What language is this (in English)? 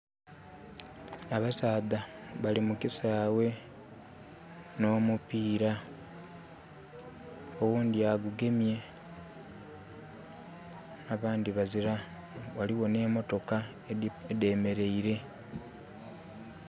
Soga